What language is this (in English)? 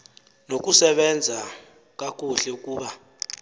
Xhosa